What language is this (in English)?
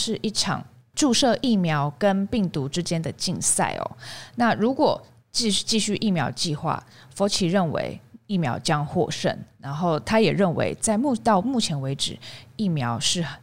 Chinese